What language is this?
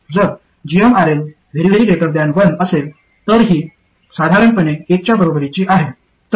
Marathi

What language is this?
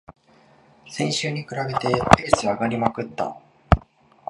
Japanese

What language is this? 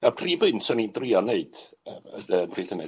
Welsh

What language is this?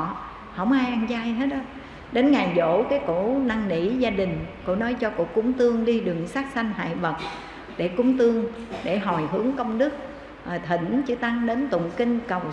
Vietnamese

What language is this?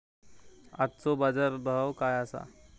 Marathi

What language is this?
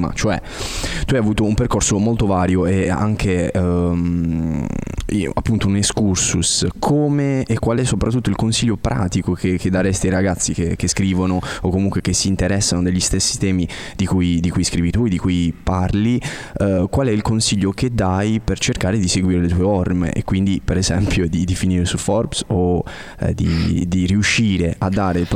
Italian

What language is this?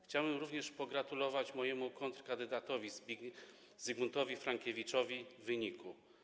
Polish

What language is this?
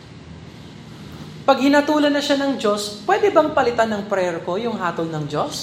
Filipino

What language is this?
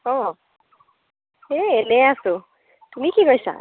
Assamese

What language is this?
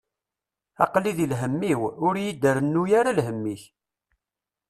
Kabyle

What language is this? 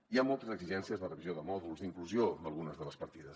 Catalan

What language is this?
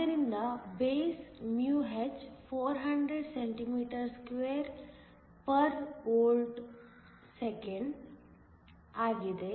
Kannada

